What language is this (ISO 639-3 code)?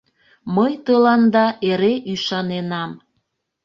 chm